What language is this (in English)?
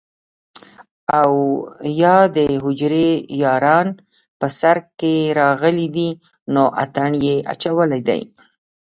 Pashto